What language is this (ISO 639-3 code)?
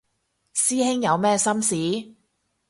yue